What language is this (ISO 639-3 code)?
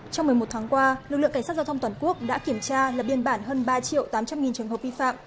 vie